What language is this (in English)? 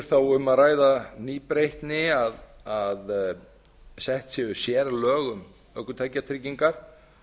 Icelandic